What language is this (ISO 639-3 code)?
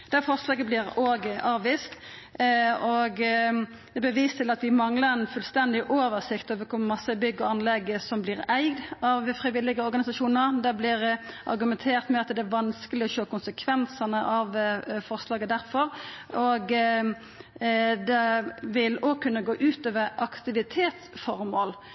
nno